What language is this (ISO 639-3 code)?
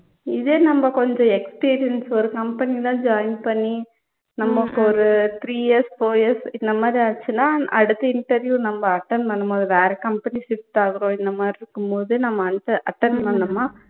tam